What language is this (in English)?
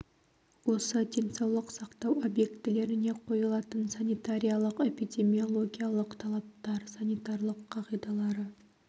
Kazakh